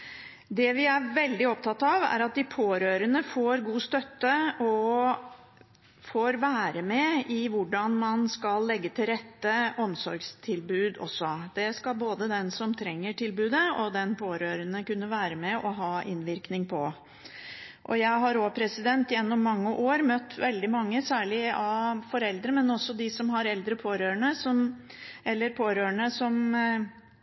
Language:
Norwegian Bokmål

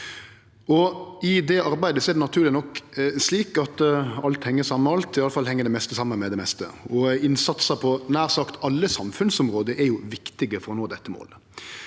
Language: Norwegian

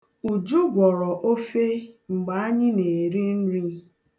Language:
Igbo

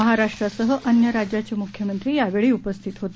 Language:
Marathi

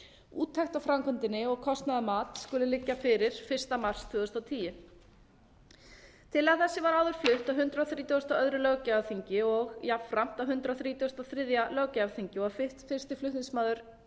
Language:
Icelandic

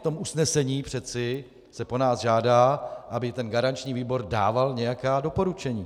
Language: Czech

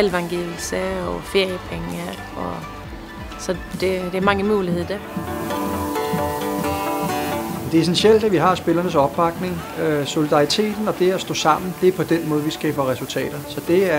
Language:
Danish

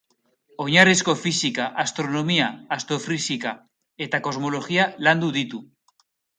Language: Basque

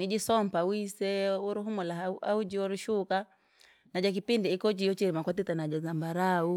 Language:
Langi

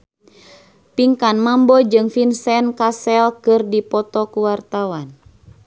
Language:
Sundanese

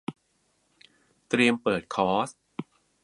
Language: Thai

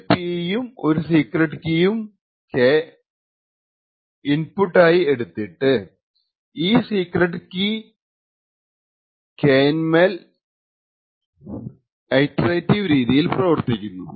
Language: Malayalam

